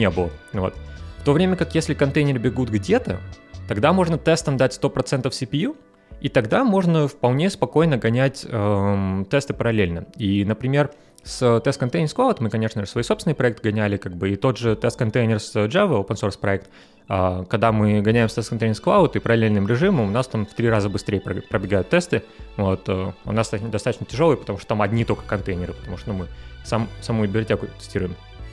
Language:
Russian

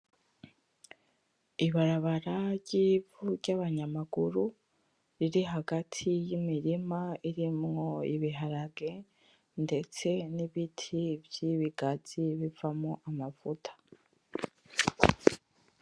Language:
Rundi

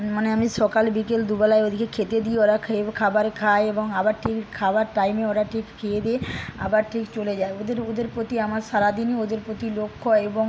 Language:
Bangla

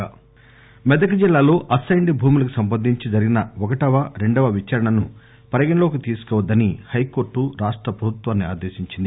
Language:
Telugu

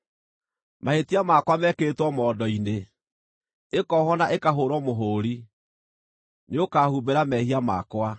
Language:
Kikuyu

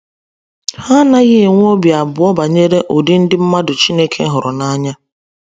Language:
Igbo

